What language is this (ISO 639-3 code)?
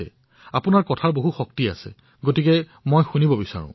asm